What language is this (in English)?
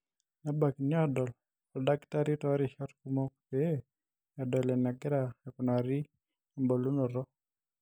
Masai